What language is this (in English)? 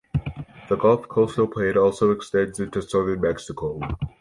English